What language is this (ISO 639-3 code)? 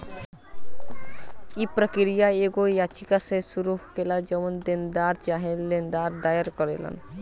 bho